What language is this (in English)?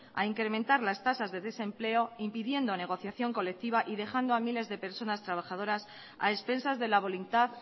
Spanish